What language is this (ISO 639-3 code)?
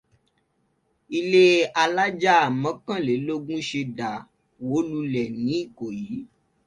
yor